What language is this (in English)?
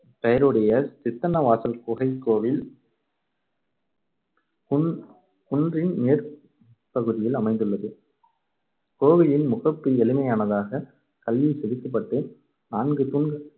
Tamil